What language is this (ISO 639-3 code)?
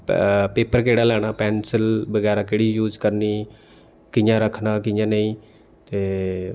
doi